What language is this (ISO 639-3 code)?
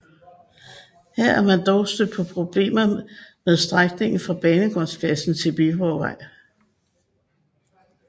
dan